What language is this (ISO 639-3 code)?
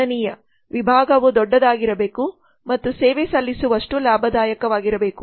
kan